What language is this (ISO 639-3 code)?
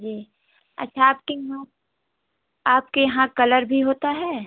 hin